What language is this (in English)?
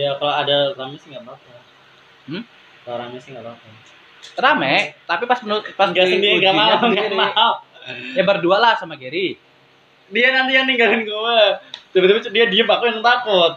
Indonesian